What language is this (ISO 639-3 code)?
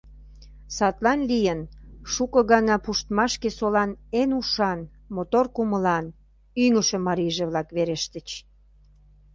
chm